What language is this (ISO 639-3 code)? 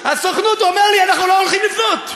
heb